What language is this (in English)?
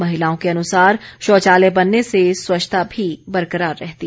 Hindi